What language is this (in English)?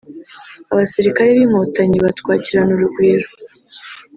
Kinyarwanda